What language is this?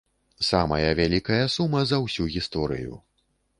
Belarusian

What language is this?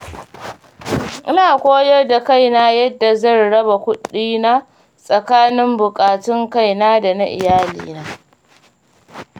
Hausa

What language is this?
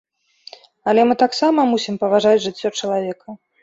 Belarusian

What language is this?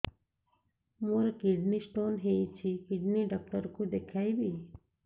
Odia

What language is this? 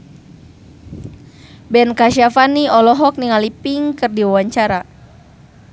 Sundanese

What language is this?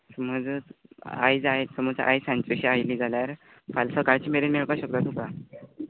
Konkani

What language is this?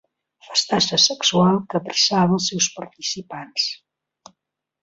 Catalan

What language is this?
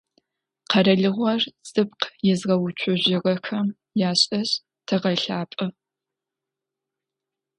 Adyghe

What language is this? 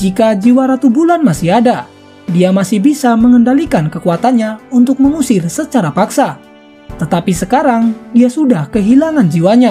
Indonesian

